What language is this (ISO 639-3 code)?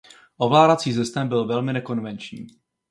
ces